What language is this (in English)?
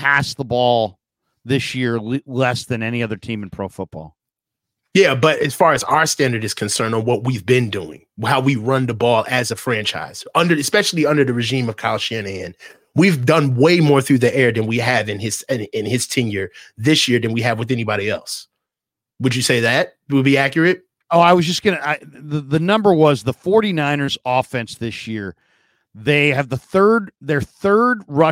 English